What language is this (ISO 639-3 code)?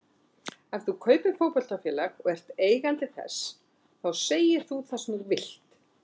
isl